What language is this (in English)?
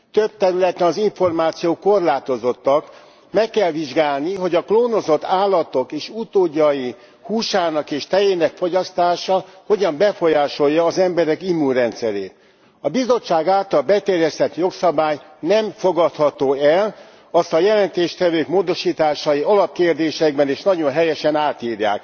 Hungarian